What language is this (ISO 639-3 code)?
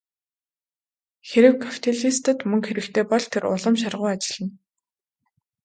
mon